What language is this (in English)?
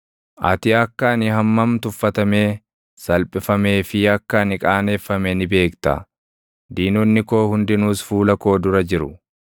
Oromo